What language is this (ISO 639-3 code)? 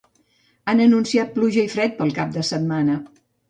cat